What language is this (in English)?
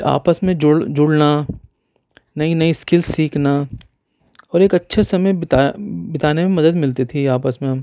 Urdu